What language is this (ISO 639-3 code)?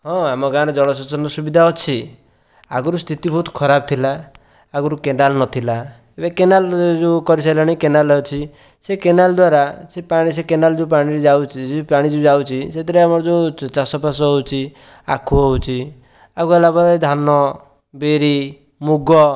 ori